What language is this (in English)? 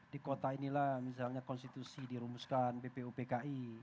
Indonesian